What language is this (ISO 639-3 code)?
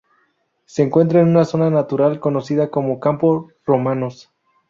spa